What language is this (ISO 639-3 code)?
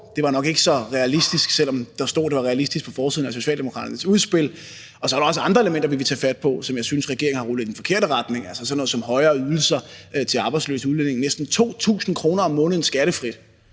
dan